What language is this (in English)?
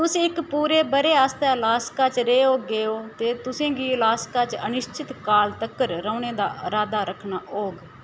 Dogri